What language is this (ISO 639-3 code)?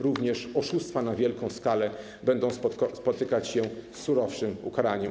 pol